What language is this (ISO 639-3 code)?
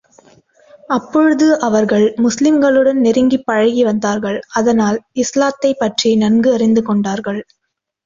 tam